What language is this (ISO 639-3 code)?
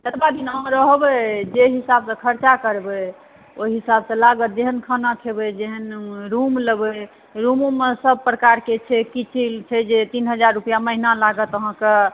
mai